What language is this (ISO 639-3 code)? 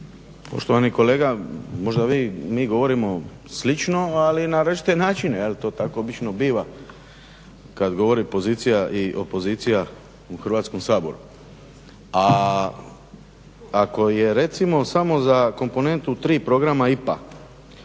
hrv